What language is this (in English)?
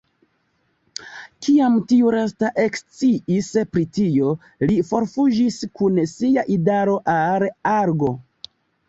Esperanto